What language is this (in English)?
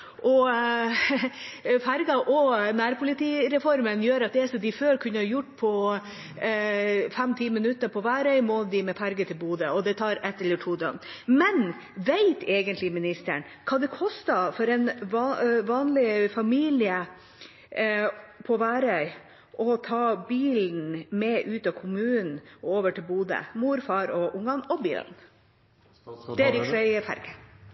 Norwegian Bokmål